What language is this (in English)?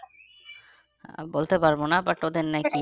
Bangla